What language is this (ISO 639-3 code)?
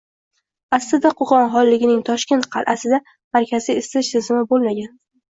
uzb